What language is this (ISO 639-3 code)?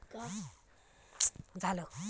mar